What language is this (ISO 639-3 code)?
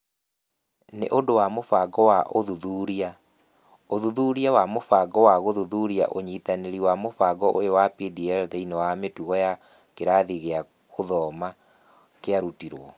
kik